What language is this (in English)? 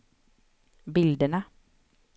Swedish